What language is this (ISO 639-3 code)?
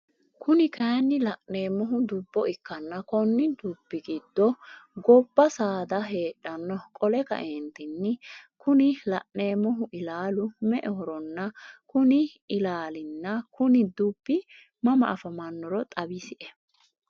sid